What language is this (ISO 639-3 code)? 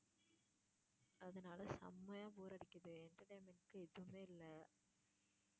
tam